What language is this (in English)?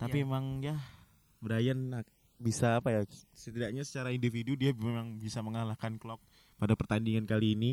Indonesian